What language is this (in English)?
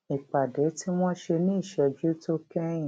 Yoruba